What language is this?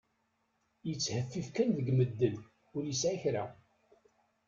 Kabyle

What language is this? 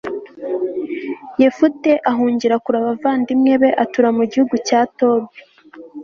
Kinyarwanda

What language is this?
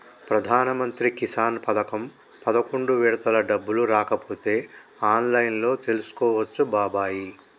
Telugu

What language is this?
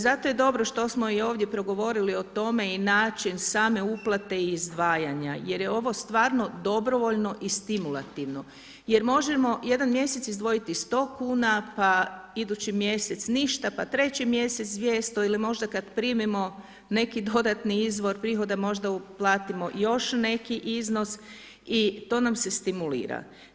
Croatian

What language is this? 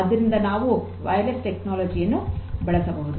Kannada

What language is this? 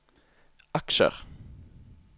Norwegian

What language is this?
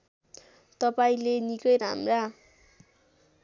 Nepali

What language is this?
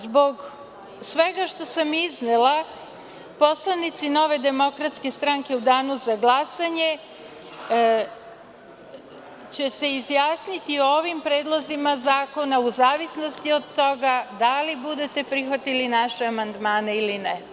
Serbian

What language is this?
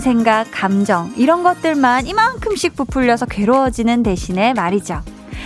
Korean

